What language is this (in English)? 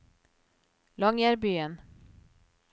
Norwegian